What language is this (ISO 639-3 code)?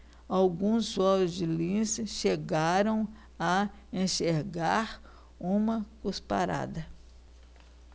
por